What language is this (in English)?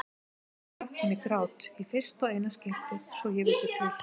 Icelandic